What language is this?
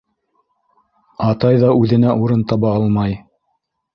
Bashkir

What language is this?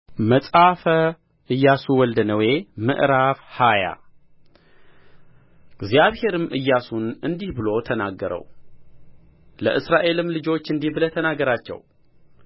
Amharic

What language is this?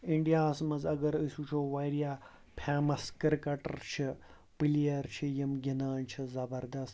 Kashmiri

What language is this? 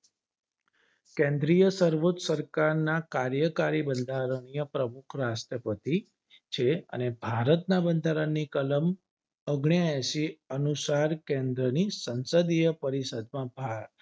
Gujarati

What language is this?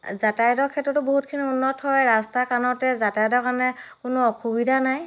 Assamese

